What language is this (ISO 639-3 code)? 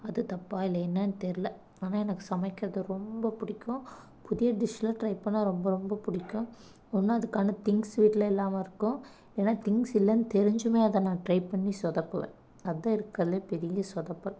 tam